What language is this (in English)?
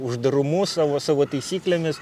Lithuanian